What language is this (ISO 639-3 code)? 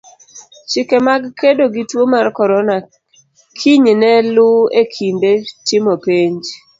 luo